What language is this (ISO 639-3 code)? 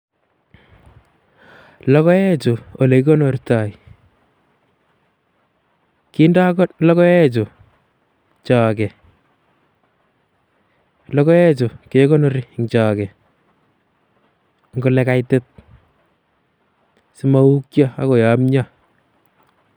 kln